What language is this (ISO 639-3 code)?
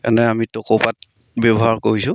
asm